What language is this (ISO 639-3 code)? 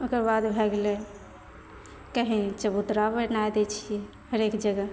mai